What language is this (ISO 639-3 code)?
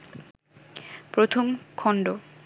ben